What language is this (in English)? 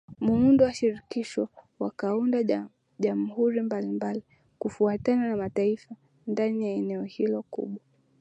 Swahili